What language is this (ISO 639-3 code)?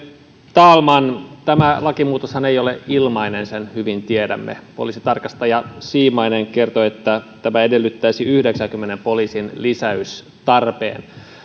fin